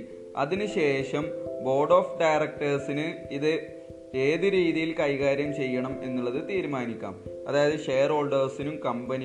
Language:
Malayalam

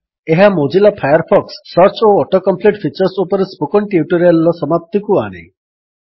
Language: Odia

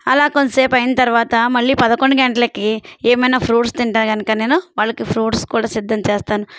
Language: Telugu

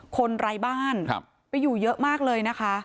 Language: Thai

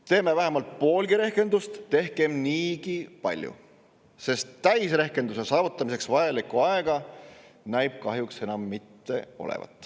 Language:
Estonian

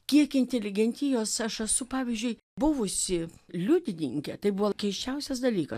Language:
Lithuanian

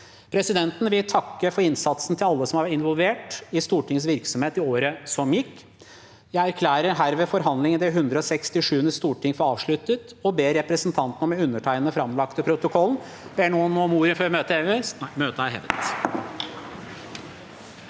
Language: Norwegian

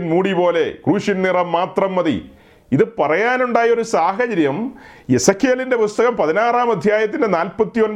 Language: Malayalam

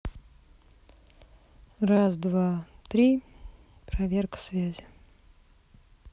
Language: Russian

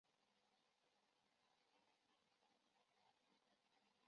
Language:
Chinese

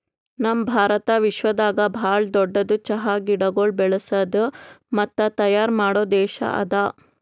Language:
Kannada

